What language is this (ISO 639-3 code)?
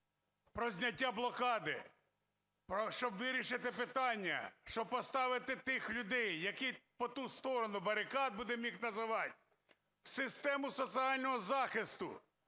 ukr